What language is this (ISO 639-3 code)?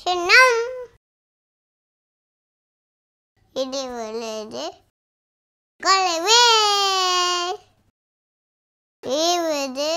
tam